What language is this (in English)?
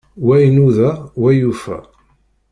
Kabyle